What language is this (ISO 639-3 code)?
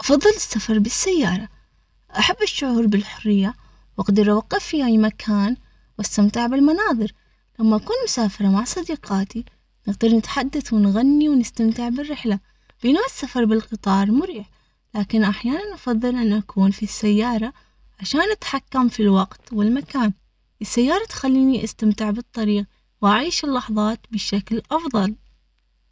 acx